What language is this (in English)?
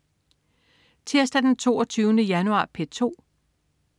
Danish